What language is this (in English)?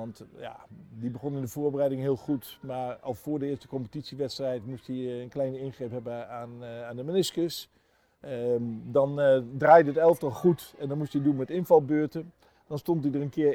Dutch